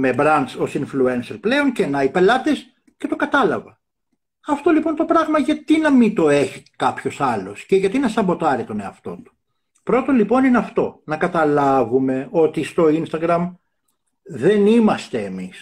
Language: Greek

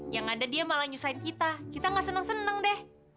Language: Indonesian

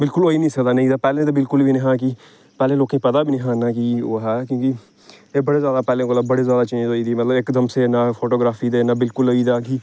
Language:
Dogri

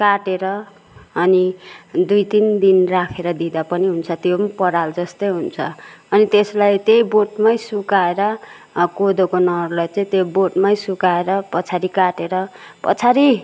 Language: Nepali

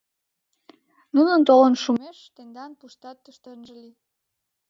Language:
Mari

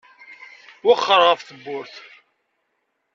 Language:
Kabyle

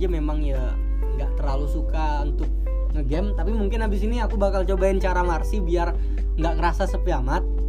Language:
Indonesian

